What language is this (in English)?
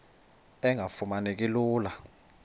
Xhosa